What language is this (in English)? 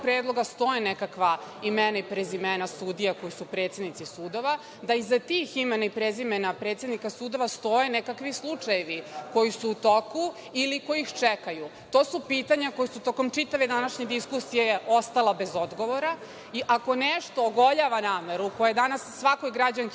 Serbian